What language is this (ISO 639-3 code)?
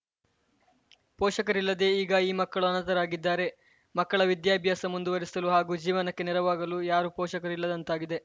kan